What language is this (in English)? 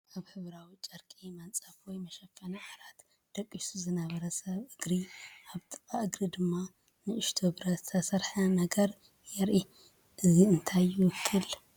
Tigrinya